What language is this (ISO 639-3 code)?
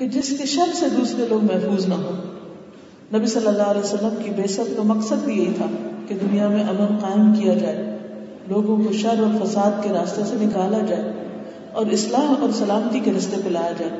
urd